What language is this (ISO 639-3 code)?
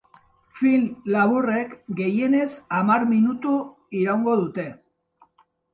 eus